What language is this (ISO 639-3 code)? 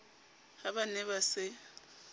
sot